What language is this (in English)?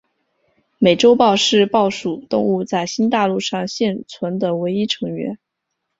Chinese